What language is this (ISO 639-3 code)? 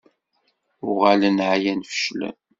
kab